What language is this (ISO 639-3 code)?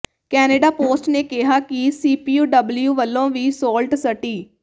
pan